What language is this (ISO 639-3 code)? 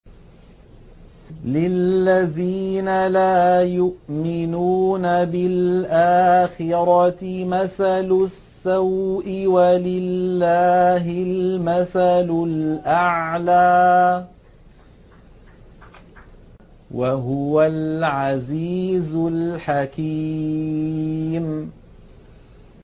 ara